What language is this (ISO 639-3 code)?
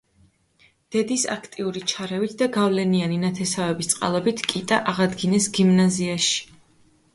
kat